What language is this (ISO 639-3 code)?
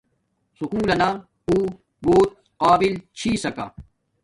dmk